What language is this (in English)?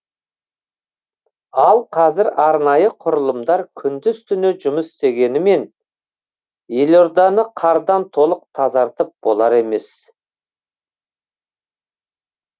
Kazakh